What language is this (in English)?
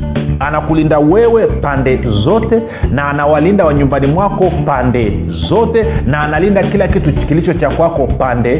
Swahili